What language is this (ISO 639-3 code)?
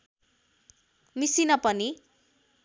nep